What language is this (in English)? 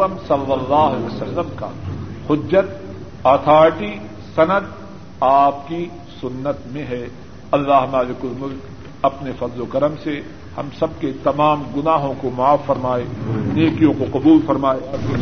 Urdu